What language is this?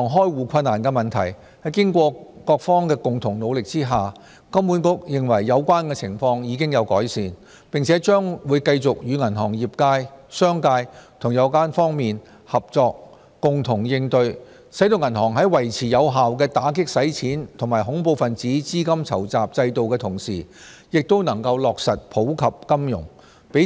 Cantonese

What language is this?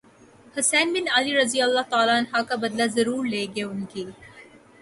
Urdu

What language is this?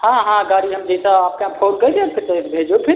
Hindi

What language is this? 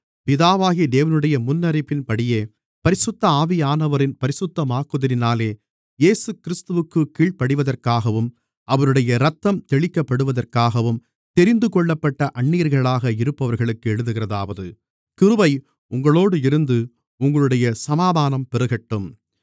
Tamil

